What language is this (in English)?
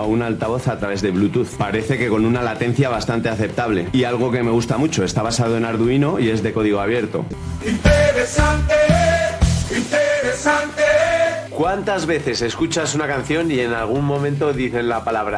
Spanish